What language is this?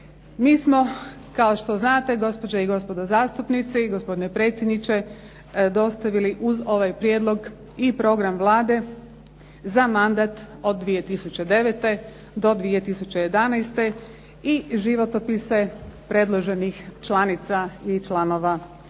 Croatian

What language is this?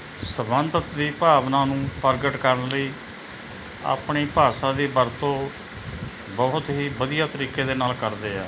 Punjabi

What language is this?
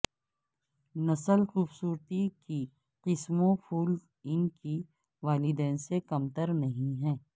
Urdu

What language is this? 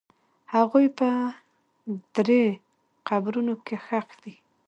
Pashto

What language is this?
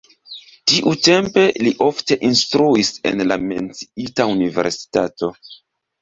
Esperanto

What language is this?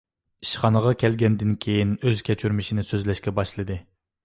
Uyghur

